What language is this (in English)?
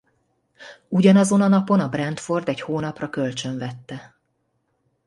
Hungarian